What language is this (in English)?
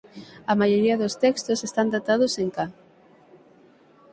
Galician